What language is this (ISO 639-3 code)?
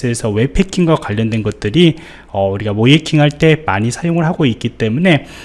kor